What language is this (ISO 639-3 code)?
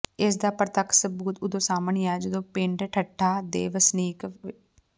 pan